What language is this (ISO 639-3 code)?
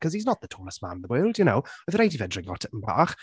cym